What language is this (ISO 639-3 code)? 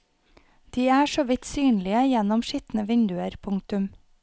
nor